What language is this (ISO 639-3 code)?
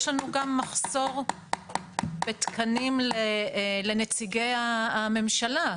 heb